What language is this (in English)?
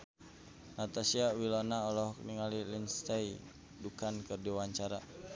Sundanese